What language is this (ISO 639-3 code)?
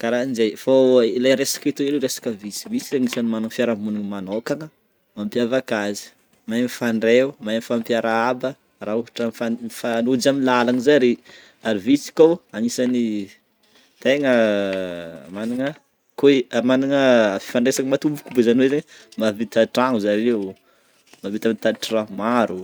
bmm